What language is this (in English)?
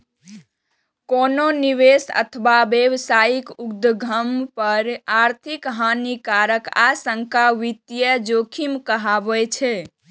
Maithili